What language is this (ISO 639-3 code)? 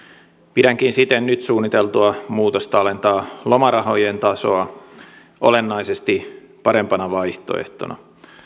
fin